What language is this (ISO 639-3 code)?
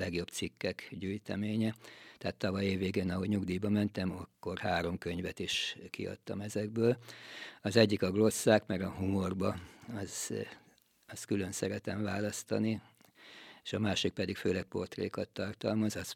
hun